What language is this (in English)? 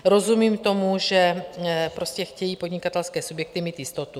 Czech